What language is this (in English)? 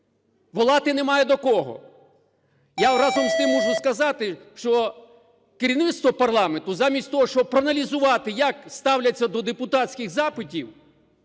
Ukrainian